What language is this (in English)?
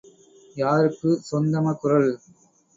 Tamil